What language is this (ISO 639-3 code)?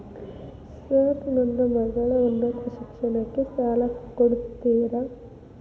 kan